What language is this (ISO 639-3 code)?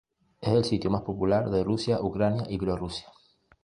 spa